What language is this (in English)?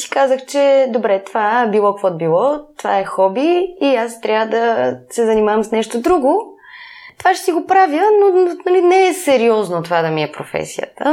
Bulgarian